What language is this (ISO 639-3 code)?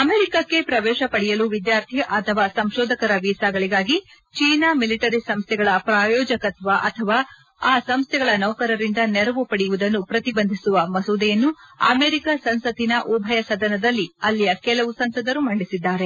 kan